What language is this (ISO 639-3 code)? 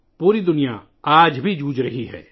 urd